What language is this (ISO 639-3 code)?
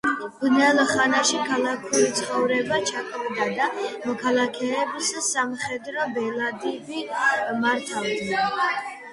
kat